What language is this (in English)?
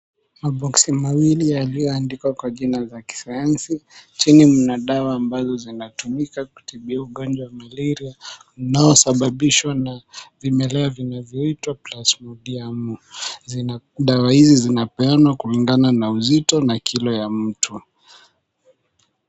Swahili